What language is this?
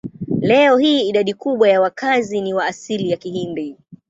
Swahili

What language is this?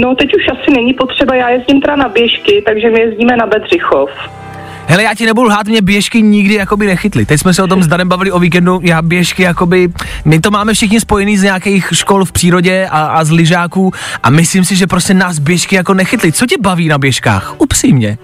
Czech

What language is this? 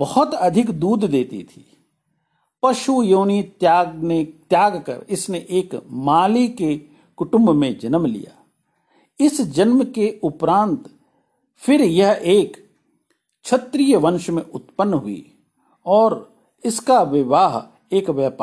Hindi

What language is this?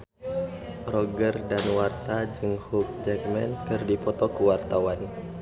Sundanese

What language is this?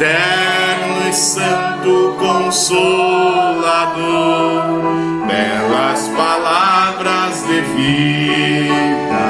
Portuguese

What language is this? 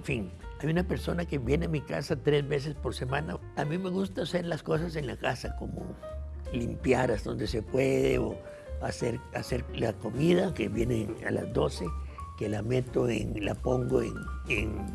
Spanish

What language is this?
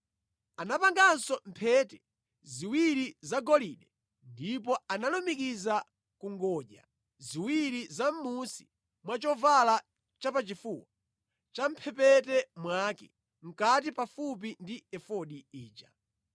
Nyanja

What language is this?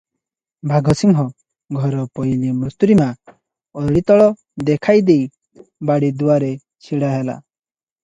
Odia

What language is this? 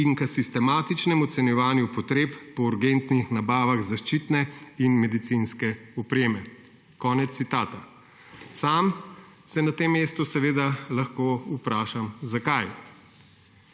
Slovenian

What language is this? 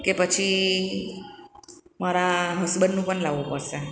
Gujarati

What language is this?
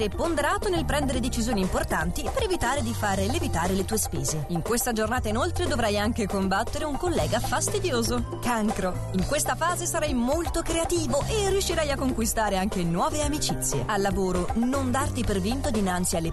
Italian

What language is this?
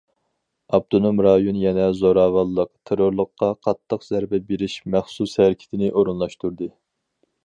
Uyghur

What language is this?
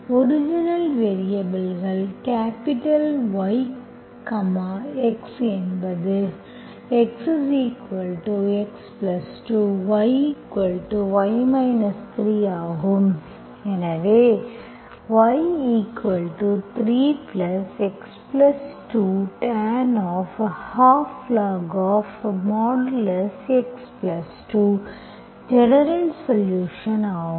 Tamil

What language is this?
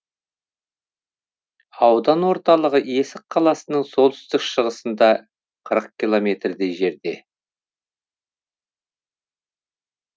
Kazakh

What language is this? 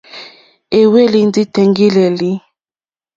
Mokpwe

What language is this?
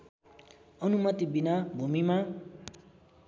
Nepali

